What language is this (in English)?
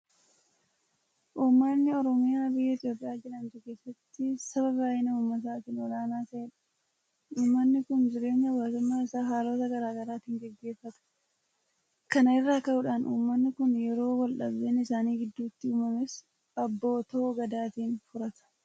Oromo